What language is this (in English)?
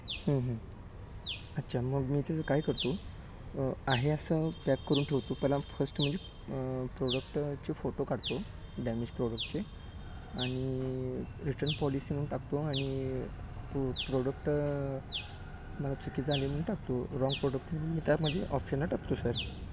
Marathi